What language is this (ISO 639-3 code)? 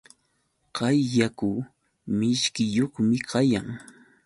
qux